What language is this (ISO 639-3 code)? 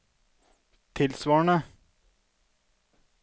nor